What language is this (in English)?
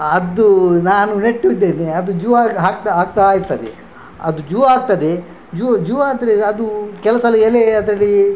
Kannada